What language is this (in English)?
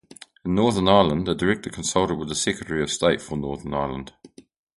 English